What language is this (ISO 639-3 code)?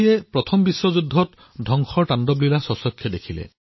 asm